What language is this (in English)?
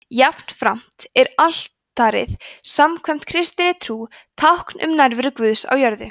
Icelandic